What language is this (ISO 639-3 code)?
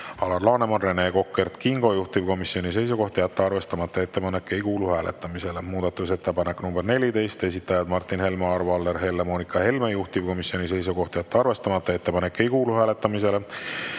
est